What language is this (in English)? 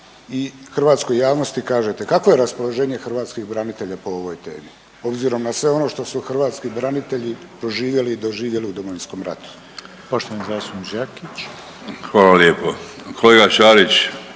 Croatian